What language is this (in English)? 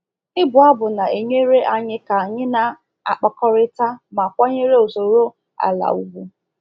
Igbo